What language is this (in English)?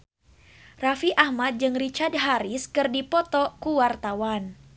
Sundanese